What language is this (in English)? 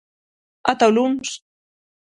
Galician